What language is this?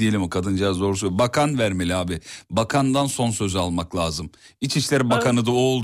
Turkish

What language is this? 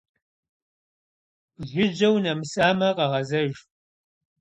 Kabardian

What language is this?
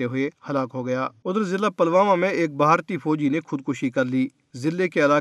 Urdu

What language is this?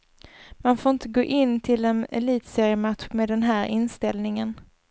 Swedish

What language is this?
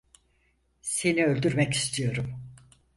Turkish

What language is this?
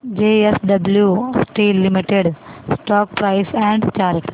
Marathi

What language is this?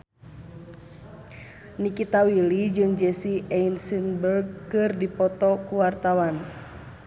Sundanese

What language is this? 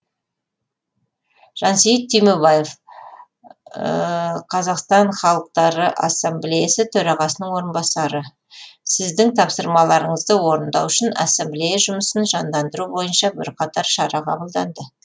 Kazakh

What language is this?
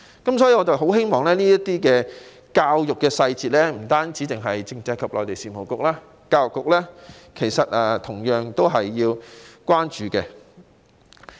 Cantonese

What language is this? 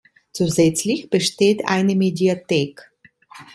German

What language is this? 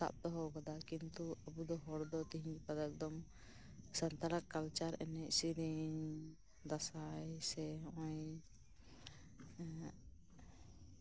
Santali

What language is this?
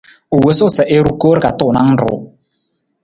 Nawdm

